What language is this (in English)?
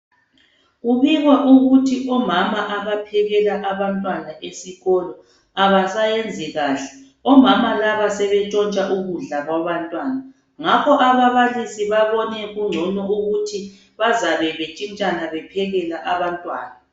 North Ndebele